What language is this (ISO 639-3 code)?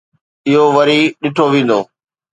snd